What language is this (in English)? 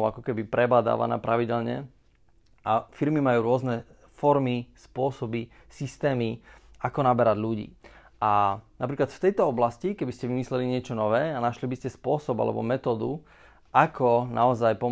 Slovak